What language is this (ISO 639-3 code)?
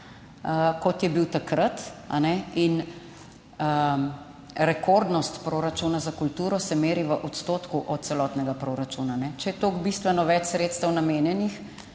slv